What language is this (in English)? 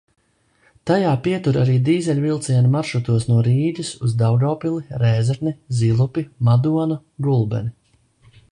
Latvian